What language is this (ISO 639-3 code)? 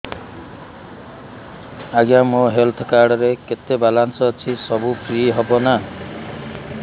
ori